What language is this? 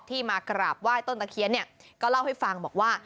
Thai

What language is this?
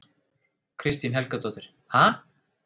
Icelandic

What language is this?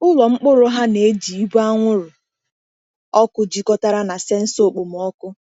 Igbo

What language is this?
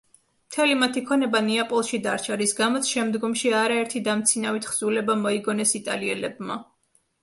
Georgian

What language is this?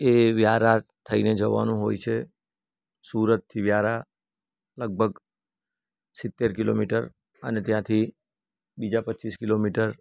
Gujarati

